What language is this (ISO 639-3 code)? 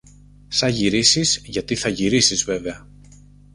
ell